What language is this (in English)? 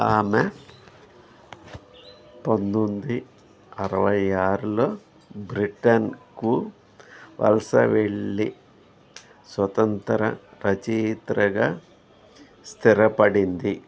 Telugu